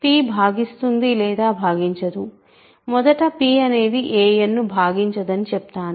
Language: Telugu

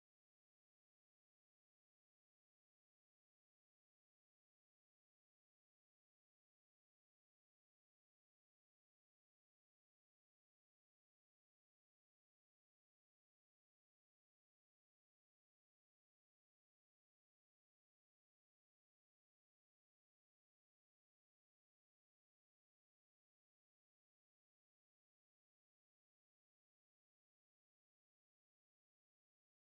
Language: Masai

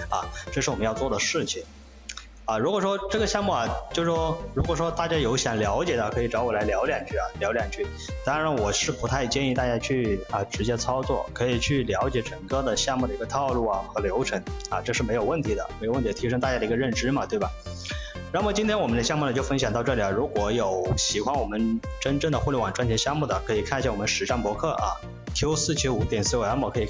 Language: Chinese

